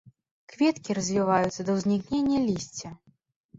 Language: Belarusian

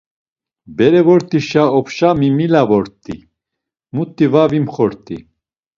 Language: Laz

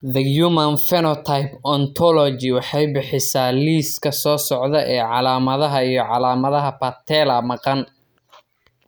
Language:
Somali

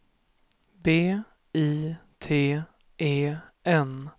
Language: Swedish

